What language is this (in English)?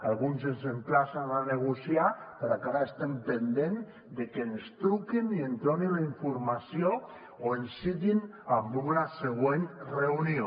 Catalan